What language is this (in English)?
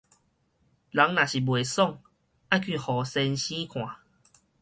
Min Nan Chinese